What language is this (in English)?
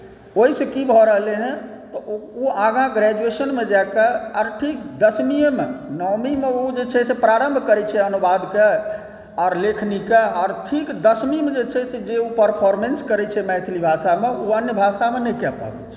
Maithili